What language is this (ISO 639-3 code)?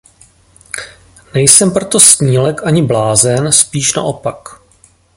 ces